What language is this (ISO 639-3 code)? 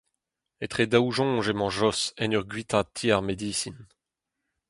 bre